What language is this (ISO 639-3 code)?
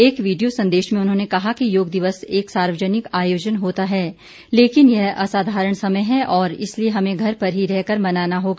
hin